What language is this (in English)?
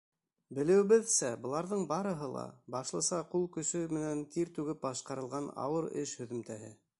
Bashkir